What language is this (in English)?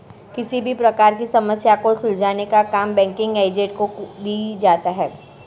Hindi